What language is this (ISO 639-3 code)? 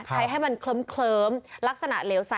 tha